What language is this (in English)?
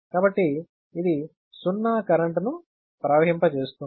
Telugu